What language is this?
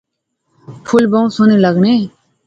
Pahari-Potwari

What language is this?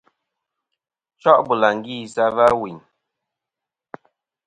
Kom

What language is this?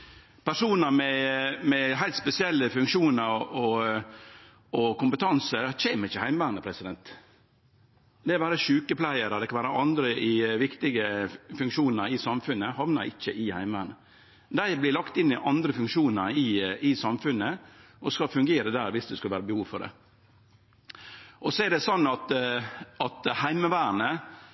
Norwegian Nynorsk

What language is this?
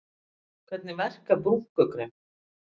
Icelandic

